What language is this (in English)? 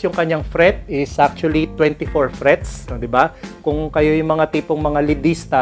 Filipino